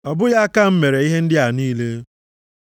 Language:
Igbo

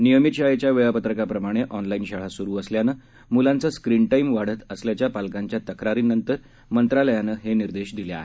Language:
Marathi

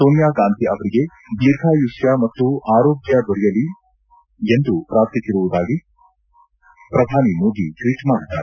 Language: Kannada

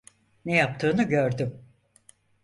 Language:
Turkish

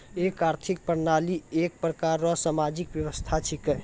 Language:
Maithili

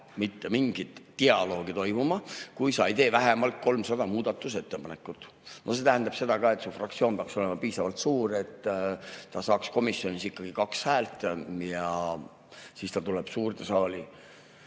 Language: Estonian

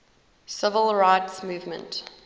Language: English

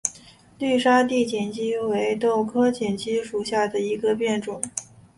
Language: Chinese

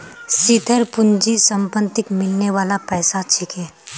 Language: Magahi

